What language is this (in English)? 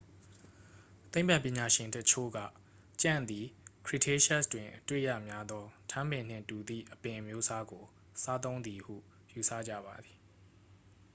Burmese